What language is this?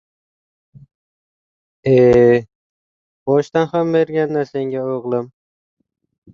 Uzbek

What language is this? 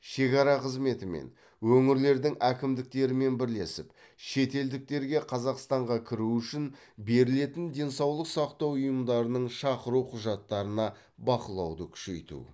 Kazakh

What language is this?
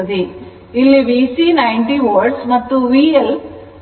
Kannada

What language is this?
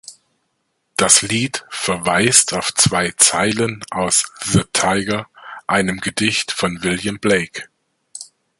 German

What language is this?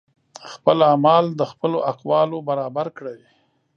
Pashto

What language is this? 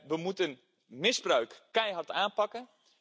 Dutch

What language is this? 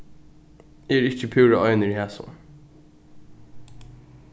Faroese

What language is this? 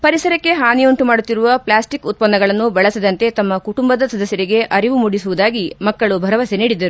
Kannada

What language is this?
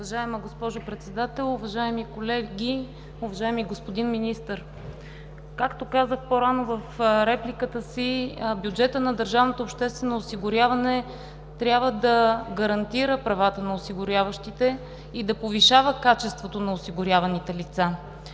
Bulgarian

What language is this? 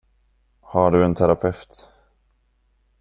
Swedish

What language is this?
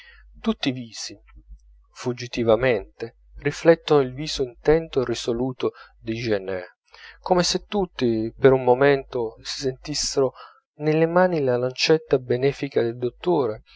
Italian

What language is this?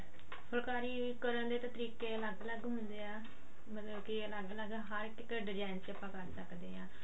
Punjabi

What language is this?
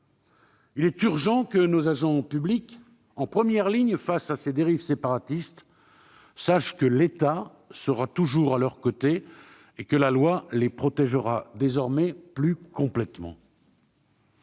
French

